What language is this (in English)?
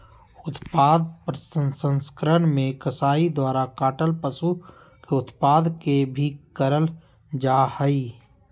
Magahi